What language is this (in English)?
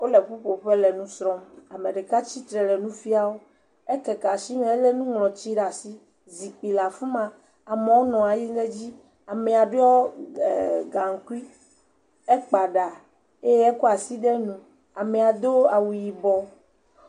Ewe